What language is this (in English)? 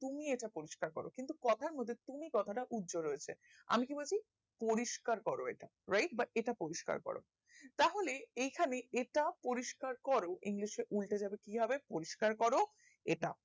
Bangla